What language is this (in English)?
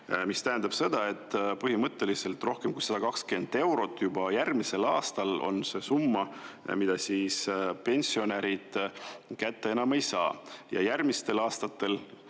Estonian